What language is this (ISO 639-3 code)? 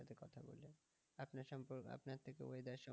ben